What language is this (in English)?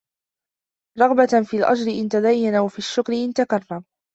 Arabic